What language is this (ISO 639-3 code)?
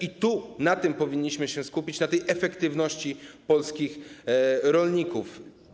pol